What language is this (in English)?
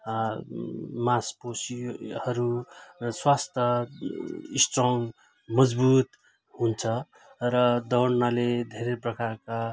Nepali